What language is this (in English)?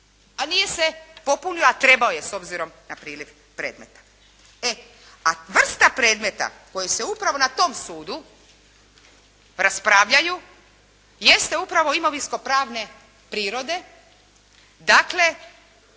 Croatian